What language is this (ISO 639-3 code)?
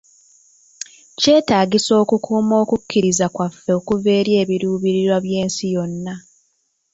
lug